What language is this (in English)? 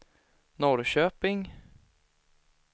Swedish